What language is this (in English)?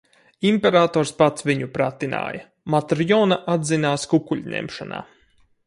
Latvian